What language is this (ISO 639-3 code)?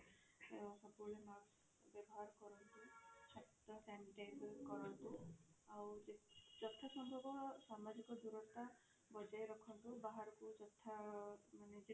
ori